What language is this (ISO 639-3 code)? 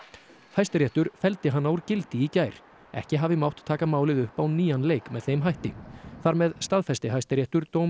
isl